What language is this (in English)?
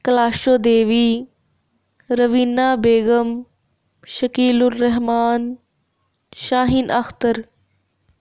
Dogri